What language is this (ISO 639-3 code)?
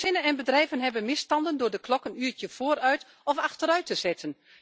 nld